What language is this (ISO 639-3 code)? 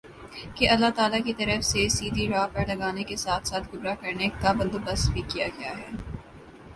urd